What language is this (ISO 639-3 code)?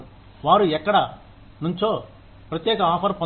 tel